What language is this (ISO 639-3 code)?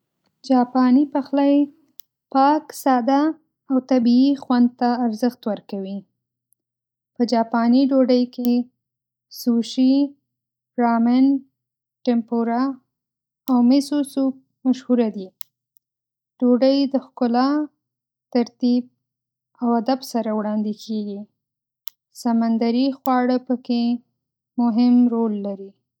pus